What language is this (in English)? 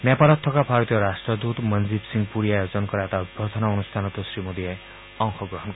Assamese